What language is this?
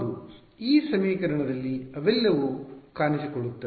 Kannada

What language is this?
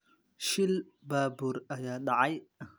Somali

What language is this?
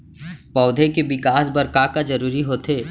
Chhattisgarhi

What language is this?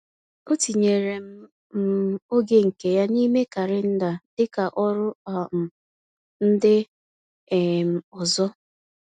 Igbo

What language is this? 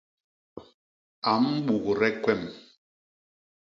Basaa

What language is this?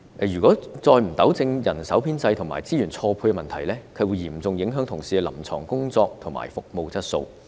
Cantonese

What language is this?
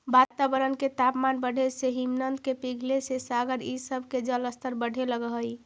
Magahi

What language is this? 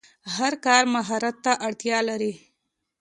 Pashto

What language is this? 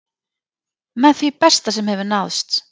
Icelandic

